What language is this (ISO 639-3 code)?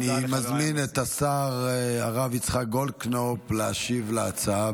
heb